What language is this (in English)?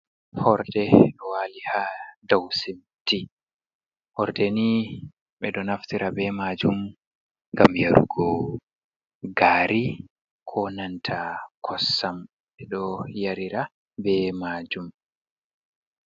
Fula